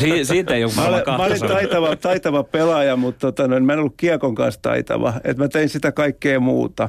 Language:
Finnish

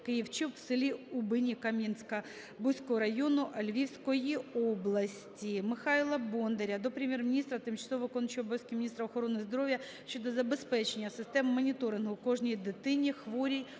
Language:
Ukrainian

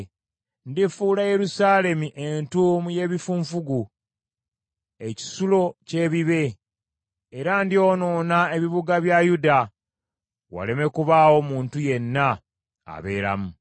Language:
Ganda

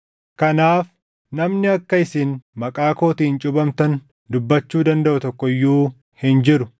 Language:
Oromo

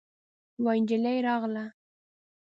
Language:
Pashto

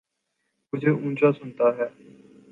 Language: Urdu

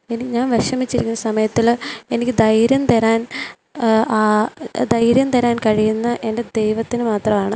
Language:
Malayalam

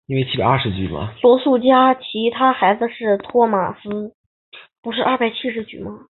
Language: Chinese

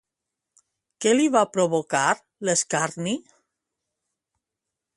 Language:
Catalan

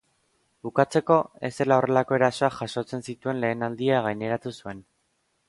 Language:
Basque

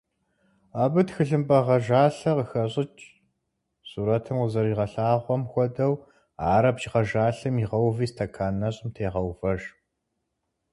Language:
Kabardian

